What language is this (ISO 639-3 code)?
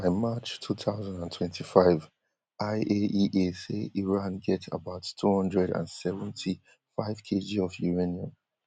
pcm